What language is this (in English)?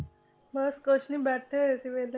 Punjabi